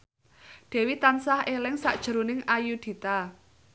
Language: Javanese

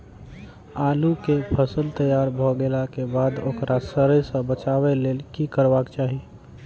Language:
Maithili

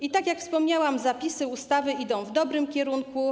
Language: Polish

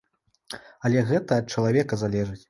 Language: Belarusian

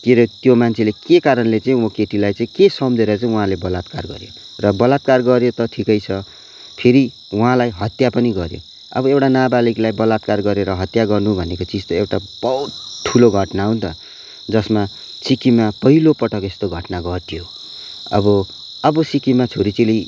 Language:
Nepali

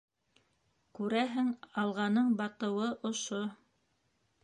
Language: Bashkir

